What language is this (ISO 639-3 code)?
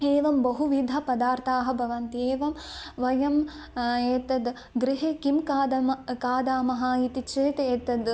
san